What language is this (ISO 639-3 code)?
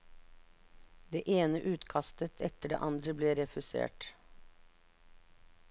nor